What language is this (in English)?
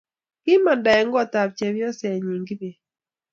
Kalenjin